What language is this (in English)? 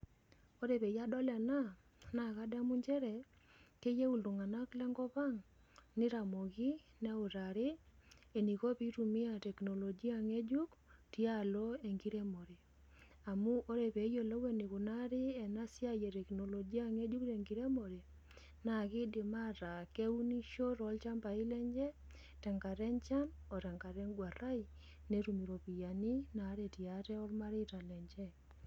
Masai